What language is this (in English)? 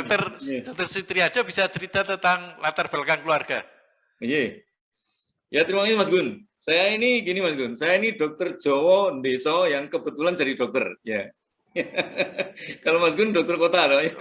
Indonesian